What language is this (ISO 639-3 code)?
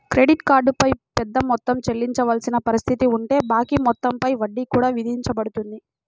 tel